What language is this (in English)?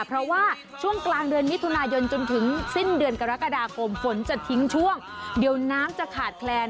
Thai